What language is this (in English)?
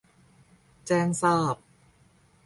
Thai